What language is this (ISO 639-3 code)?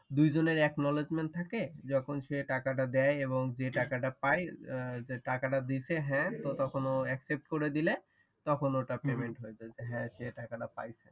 ben